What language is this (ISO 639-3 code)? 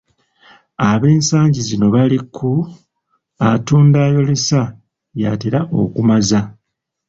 lug